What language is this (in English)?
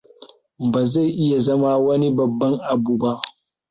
Hausa